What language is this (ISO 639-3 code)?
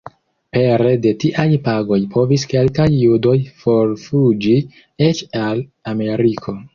epo